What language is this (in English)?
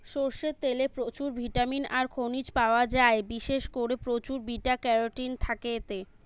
Bangla